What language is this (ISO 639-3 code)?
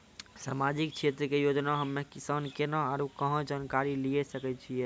mai